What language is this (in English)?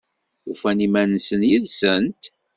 Kabyle